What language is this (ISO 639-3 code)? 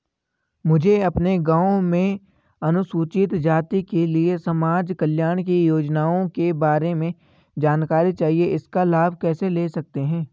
hin